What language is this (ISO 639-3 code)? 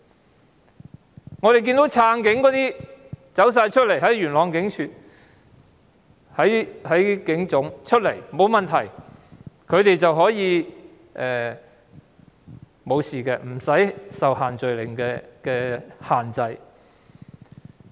yue